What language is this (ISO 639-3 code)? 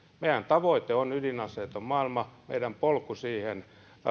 fin